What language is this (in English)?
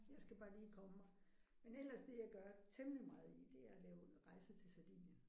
Danish